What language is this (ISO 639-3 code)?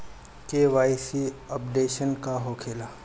bho